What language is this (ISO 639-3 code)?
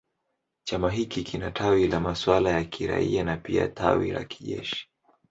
swa